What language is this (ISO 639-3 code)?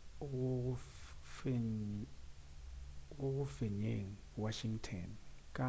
nso